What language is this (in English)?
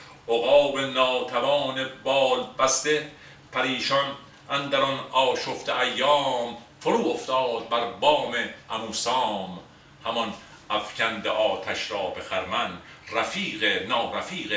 Persian